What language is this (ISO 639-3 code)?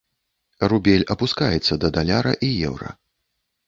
bel